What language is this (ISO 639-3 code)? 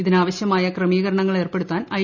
mal